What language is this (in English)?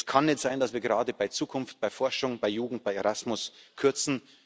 German